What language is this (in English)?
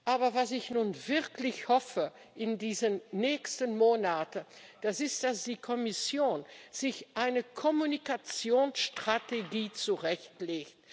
German